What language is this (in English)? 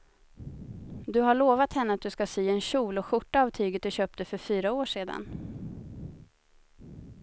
Swedish